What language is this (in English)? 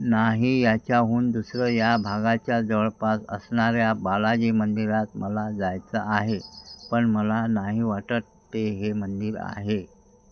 Marathi